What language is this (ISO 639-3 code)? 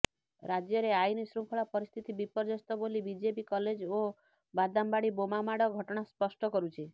ori